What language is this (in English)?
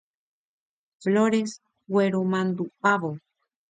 Guarani